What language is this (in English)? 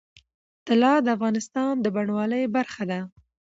Pashto